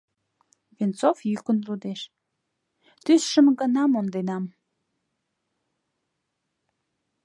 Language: Mari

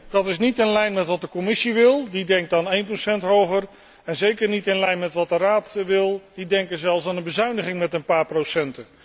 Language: Dutch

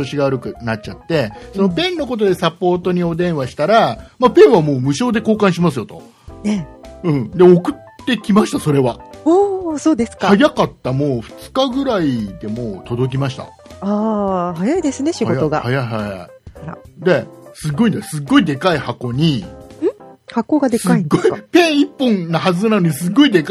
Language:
Japanese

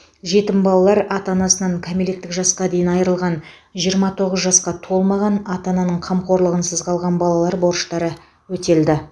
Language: Kazakh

